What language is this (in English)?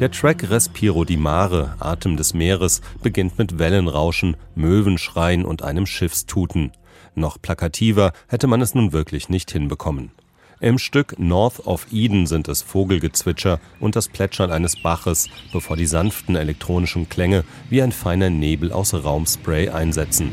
German